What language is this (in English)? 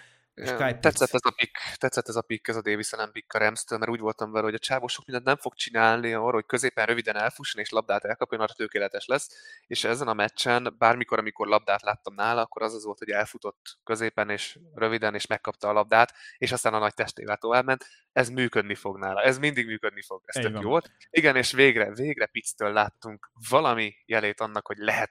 Hungarian